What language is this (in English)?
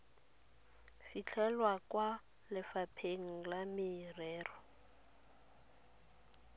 Tswana